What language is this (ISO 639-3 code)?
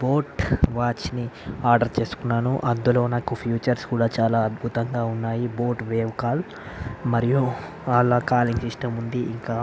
tel